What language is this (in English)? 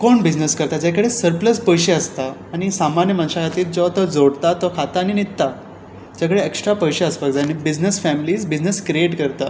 Konkani